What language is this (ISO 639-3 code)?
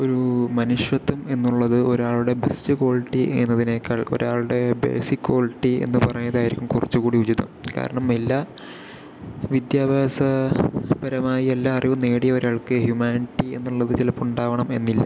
mal